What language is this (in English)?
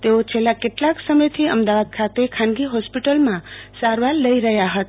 Gujarati